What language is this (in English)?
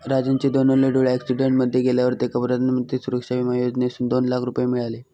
Marathi